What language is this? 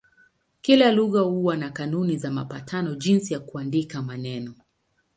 Swahili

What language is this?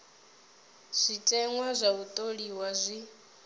Venda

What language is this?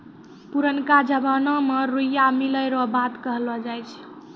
Maithili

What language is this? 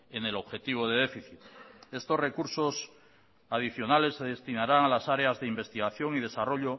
Spanish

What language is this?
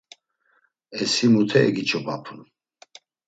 Laz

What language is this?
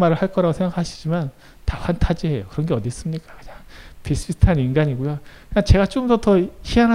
Korean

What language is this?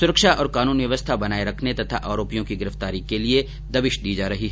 Hindi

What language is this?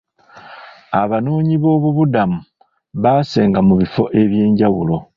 Ganda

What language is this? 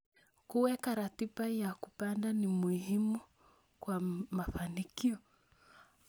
Kalenjin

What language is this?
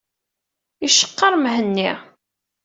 Kabyle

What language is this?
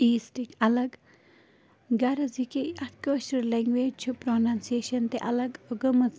Kashmiri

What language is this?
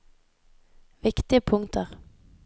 Norwegian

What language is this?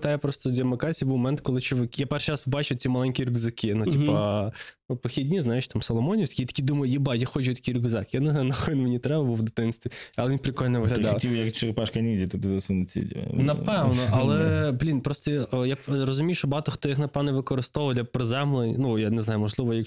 Ukrainian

